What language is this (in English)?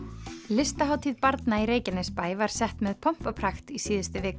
Icelandic